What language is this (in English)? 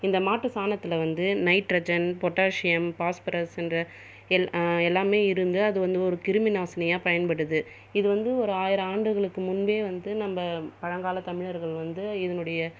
Tamil